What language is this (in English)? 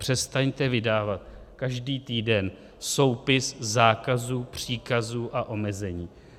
Czech